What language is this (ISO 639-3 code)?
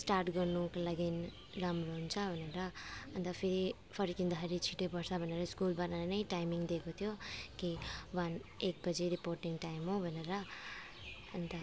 nep